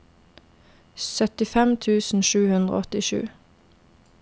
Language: Norwegian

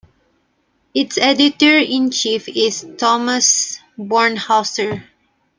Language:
English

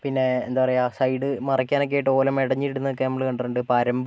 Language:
Malayalam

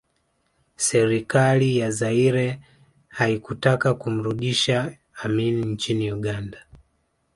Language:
Swahili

